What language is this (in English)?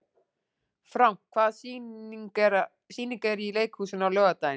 Icelandic